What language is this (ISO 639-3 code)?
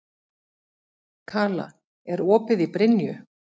isl